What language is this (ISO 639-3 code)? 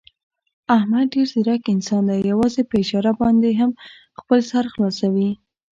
pus